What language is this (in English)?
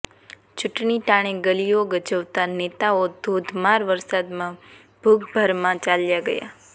Gujarati